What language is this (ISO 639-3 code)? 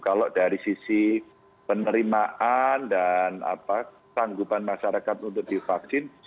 ind